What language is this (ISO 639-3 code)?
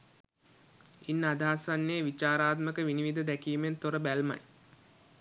sin